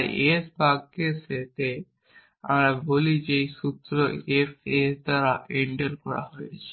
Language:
Bangla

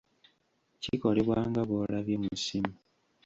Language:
Ganda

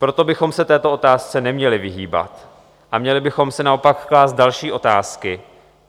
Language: Czech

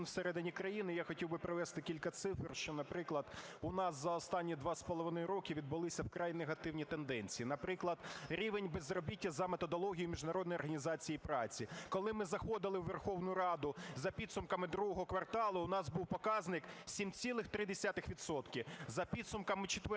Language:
Ukrainian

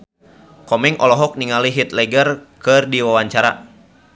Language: Sundanese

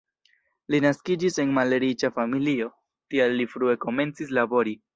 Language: Esperanto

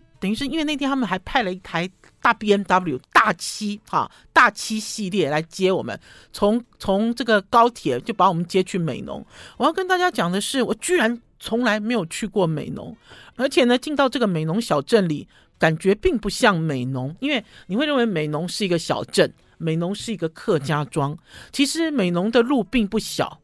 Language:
Chinese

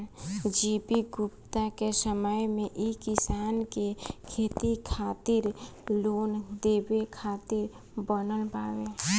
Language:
Bhojpuri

